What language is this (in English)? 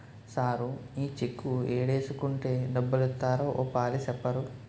Telugu